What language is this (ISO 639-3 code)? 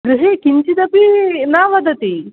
san